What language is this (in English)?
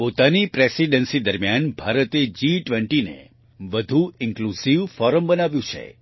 Gujarati